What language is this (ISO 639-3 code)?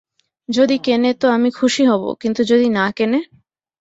ben